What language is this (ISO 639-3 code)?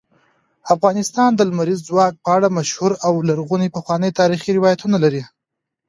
pus